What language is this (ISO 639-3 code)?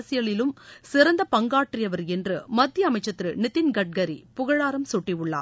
tam